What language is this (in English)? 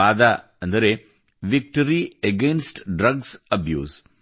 Kannada